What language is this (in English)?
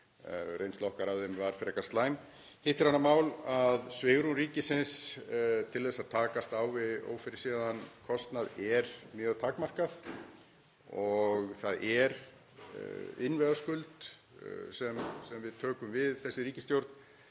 Icelandic